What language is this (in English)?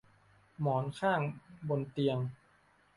Thai